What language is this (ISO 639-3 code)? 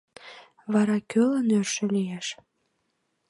chm